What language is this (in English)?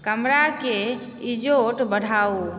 Maithili